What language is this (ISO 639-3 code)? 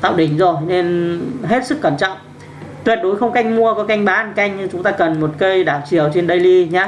vie